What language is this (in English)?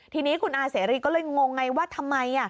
Thai